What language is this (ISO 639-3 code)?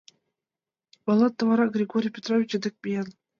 chm